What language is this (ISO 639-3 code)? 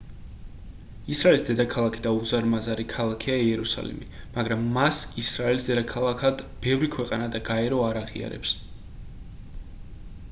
kat